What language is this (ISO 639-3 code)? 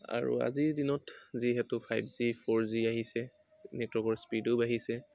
asm